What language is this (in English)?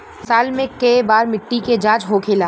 Bhojpuri